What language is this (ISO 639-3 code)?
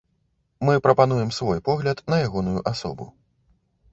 bel